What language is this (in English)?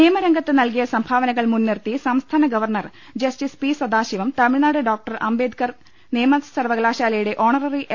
Malayalam